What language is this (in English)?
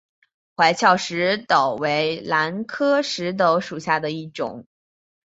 Chinese